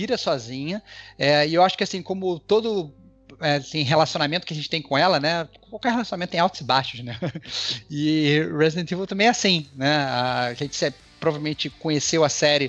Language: Portuguese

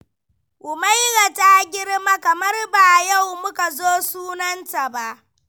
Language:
Hausa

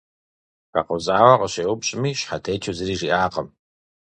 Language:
Kabardian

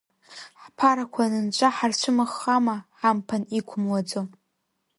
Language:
Abkhazian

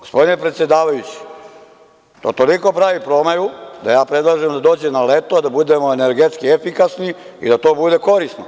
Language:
Serbian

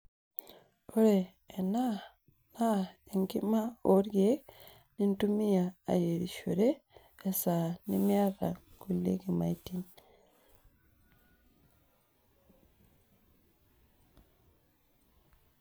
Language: Masai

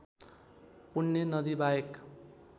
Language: Nepali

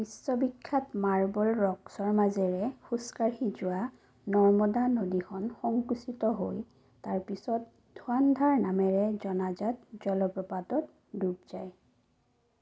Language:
Assamese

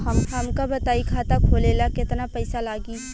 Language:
Bhojpuri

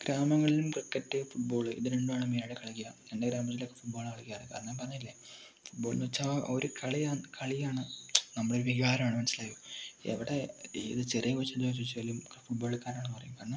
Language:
Malayalam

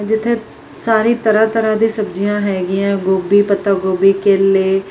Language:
Punjabi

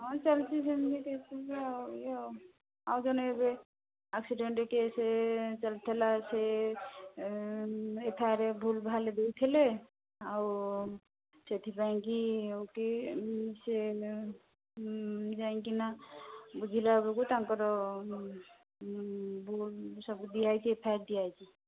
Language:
Odia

